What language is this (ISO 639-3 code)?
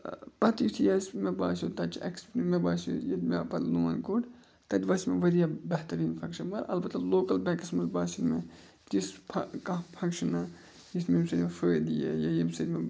kas